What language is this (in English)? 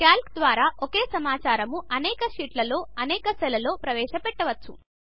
Telugu